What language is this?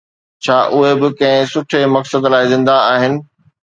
Sindhi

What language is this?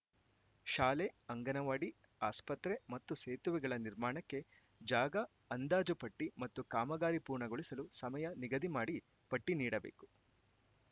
Kannada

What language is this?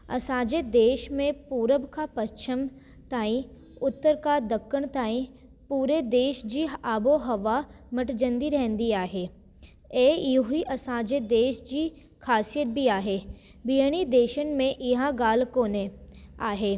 Sindhi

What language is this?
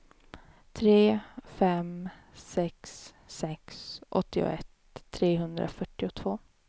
Swedish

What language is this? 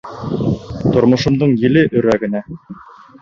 Bashkir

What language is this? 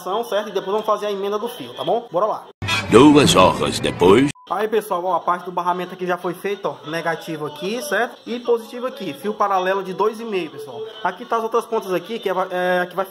Portuguese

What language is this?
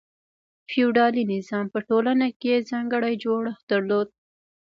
Pashto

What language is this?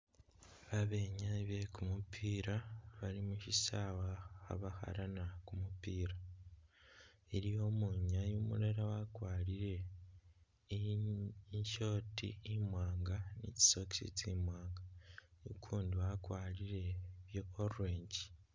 Masaaba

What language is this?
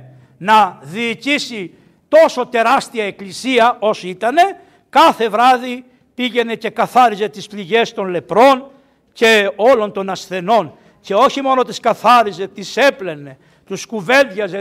Greek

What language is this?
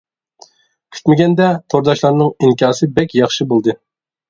Uyghur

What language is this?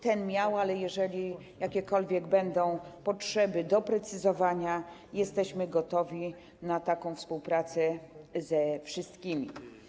Polish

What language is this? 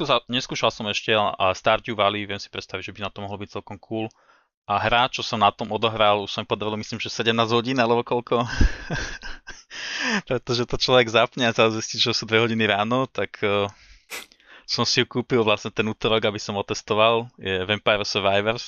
Slovak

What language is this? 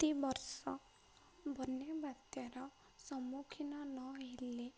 Odia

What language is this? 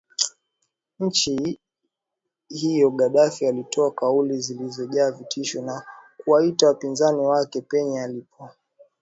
Swahili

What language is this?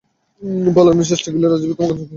Bangla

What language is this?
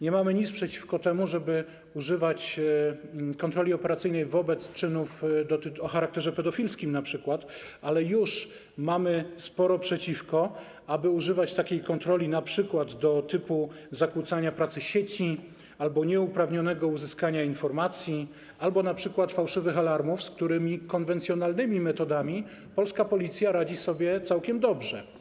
Polish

